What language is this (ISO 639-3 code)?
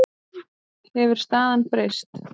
isl